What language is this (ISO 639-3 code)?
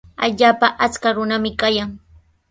qws